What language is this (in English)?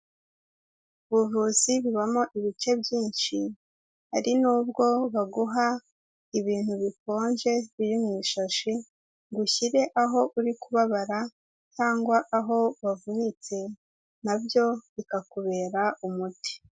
Kinyarwanda